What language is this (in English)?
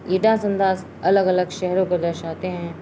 Urdu